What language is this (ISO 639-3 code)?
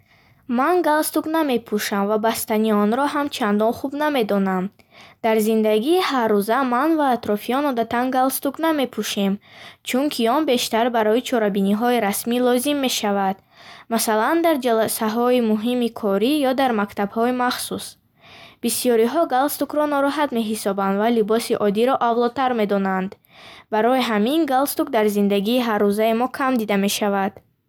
bhh